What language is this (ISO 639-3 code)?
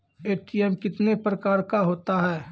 mai